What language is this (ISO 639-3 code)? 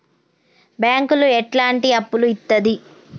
tel